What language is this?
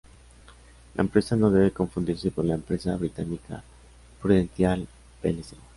Spanish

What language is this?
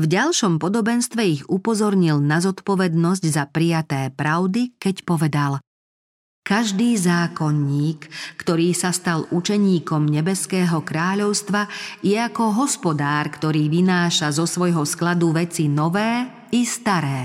Slovak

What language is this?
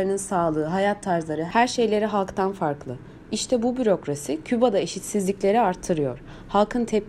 Turkish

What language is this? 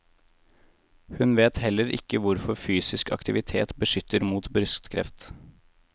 Norwegian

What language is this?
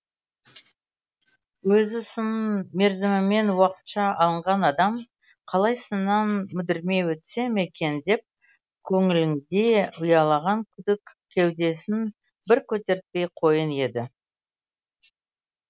Kazakh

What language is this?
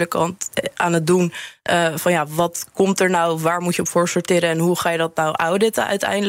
Dutch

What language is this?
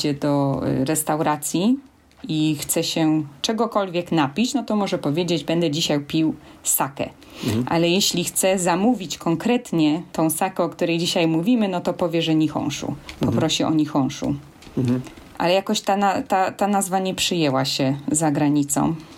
Polish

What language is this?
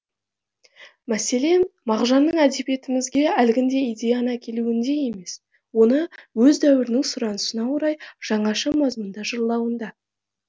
Kazakh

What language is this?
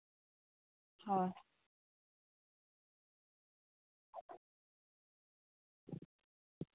Santali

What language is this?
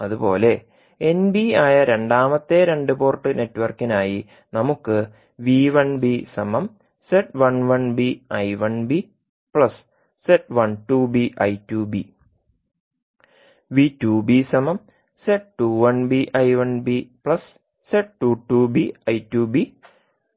Malayalam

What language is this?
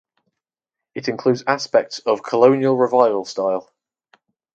English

